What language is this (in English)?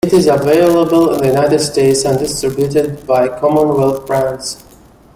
English